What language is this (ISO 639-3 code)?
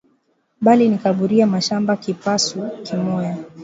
swa